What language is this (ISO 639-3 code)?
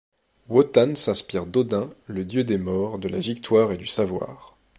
fra